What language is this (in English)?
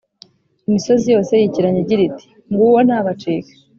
Kinyarwanda